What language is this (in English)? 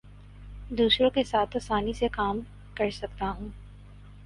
Urdu